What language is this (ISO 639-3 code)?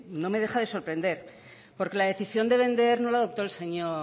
spa